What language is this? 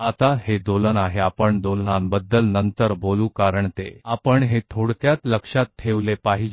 Hindi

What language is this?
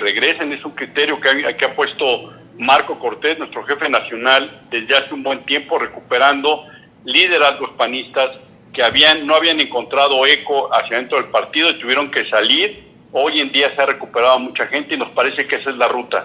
Spanish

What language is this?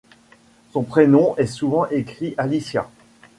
French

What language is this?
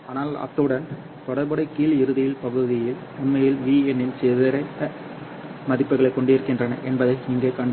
Tamil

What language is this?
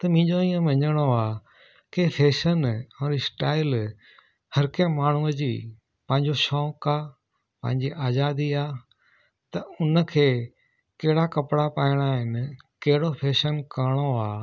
Sindhi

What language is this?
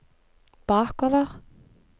Norwegian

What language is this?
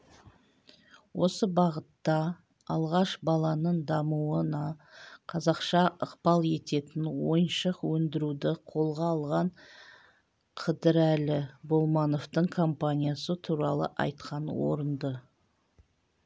Kazakh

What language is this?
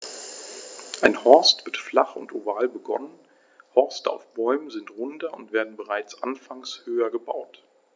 German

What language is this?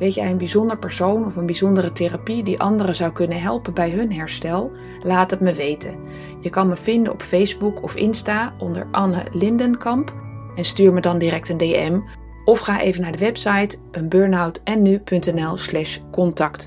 Dutch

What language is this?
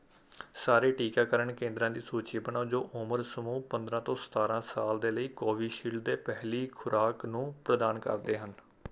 Punjabi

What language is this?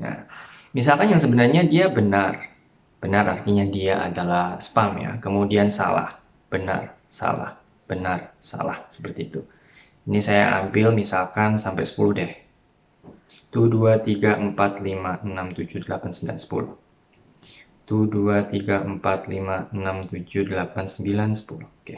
Indonesian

